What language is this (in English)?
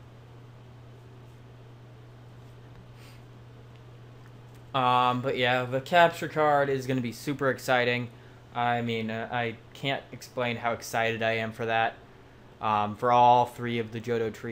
English